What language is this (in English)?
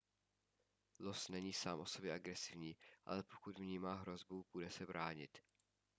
Czech